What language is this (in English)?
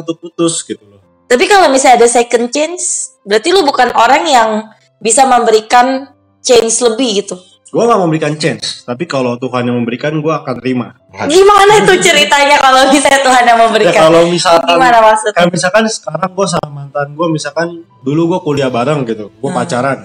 Indonesian